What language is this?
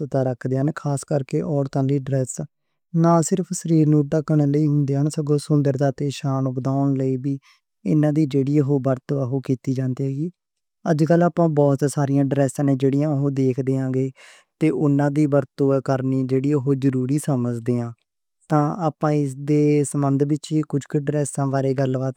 Western Panjabi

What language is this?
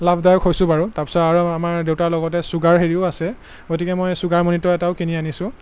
Assamese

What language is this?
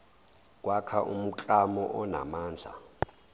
Zulu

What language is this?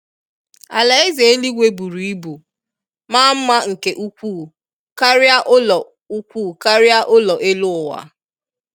Igbo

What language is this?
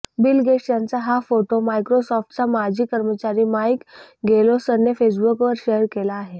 Marathi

